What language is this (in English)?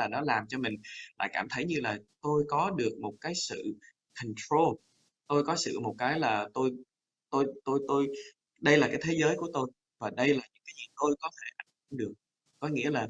Vietnamese